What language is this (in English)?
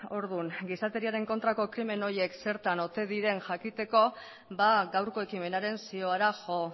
Basque